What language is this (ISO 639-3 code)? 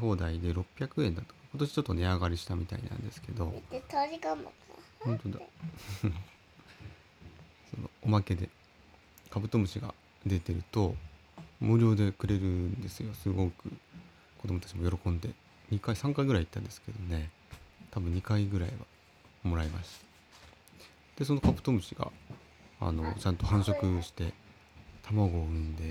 jpn